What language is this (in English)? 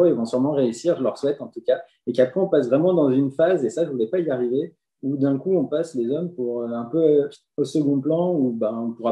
French